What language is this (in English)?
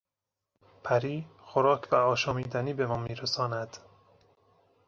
Persian